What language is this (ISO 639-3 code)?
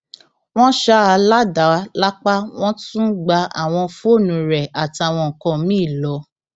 yor